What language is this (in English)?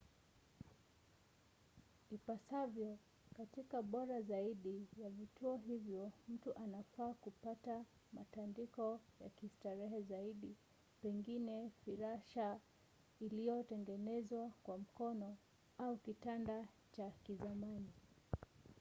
Swahili